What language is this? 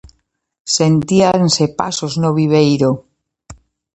Galician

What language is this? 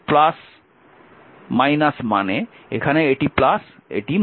Bangla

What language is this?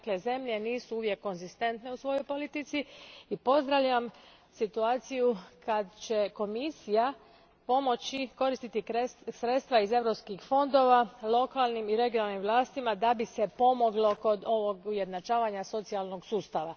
Croatian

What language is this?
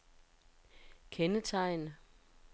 Danish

